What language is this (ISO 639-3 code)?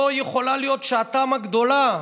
heb